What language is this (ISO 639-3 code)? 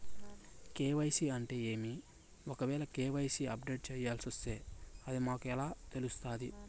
tel